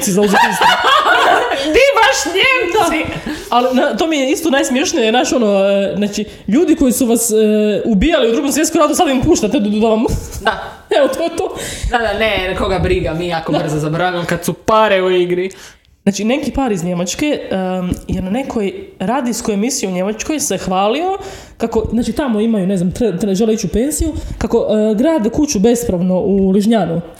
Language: Croatian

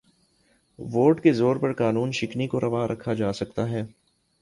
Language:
Urdu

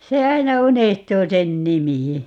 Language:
Finnish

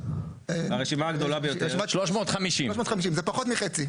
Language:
Hebrew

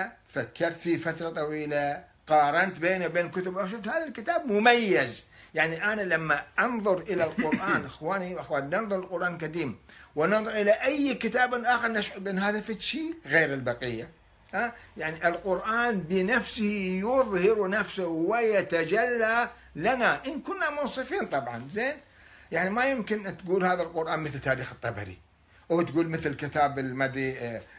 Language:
Arabic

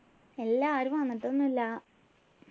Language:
Malayalam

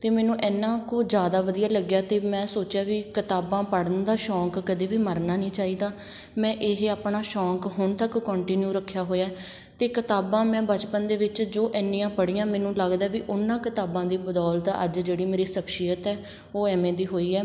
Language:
Punjabi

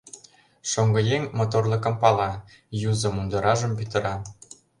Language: Mari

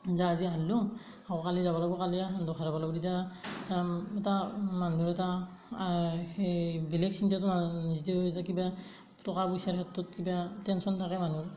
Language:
Assamese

